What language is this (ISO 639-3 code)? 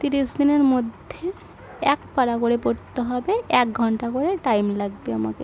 ben